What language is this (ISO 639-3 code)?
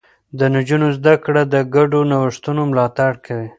pus